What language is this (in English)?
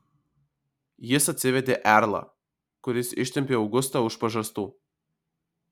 Lithuanian